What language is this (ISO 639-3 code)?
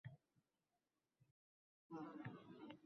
uzb